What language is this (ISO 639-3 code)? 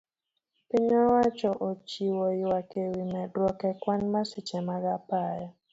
luo